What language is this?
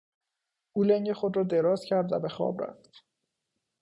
Persian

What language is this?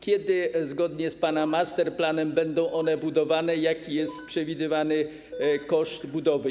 Polish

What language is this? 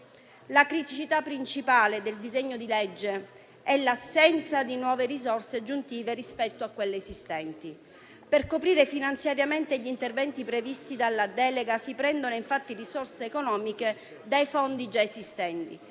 Italian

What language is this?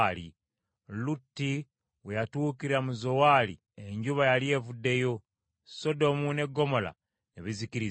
Ganda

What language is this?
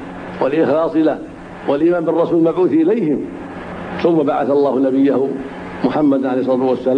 Arabic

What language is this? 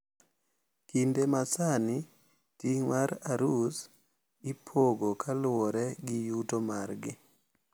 Luo (Kenya and Tanzania)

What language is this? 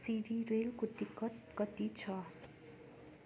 Nepali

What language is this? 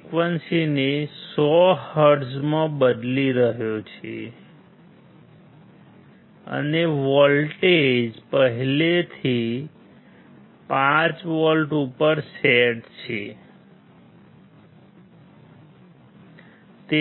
Gujarati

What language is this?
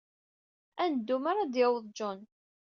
Kabyle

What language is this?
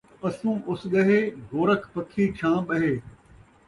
Saraiki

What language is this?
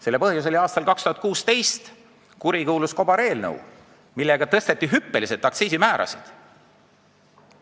Estonian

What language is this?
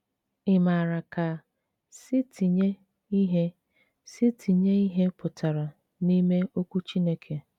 Igbo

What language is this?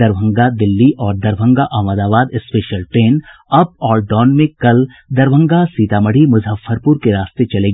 Hindi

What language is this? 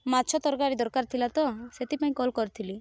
Odia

